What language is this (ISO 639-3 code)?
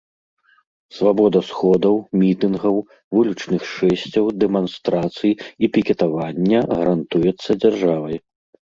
bel